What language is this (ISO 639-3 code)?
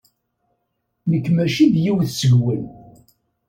kab